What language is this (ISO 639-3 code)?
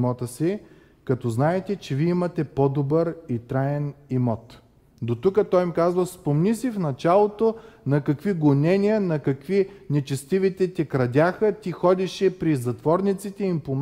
bul